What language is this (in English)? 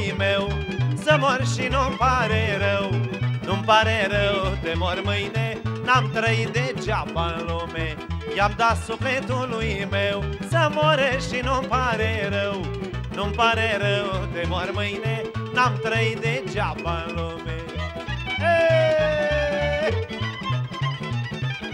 Romanian